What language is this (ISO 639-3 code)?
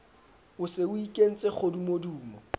sot